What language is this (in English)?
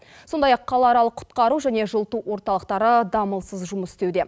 Kazakh